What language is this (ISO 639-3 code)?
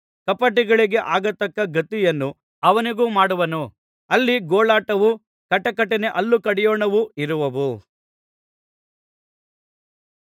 kan